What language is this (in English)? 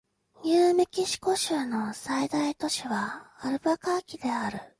Japanese